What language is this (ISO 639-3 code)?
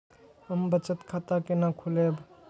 mai